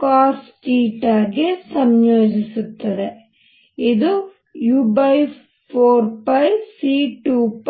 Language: Kannada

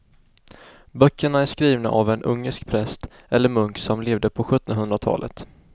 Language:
Swedish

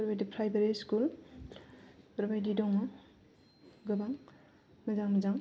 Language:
Bodo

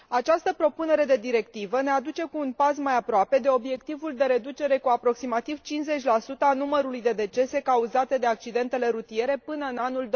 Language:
Romanian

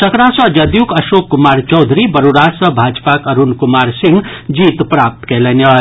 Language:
Maithili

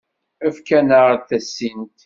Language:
Kabyle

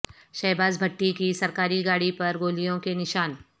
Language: Urdu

